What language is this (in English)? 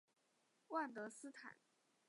Chinese